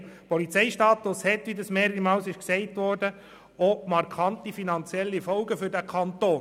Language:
Swiss German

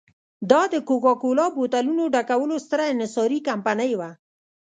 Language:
Pashto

